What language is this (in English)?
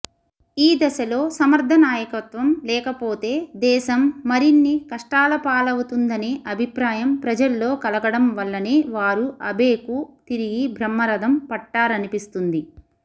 Telugu